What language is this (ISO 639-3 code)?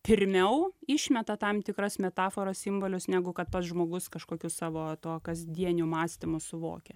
lit